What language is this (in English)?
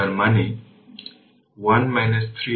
Bangla